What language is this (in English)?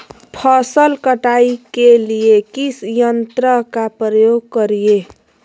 Magahi